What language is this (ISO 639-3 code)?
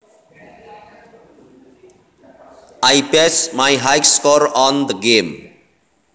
jav